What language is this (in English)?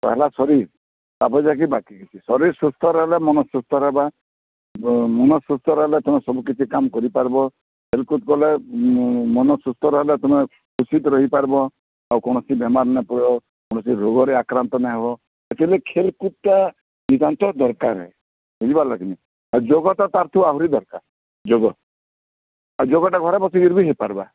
Odia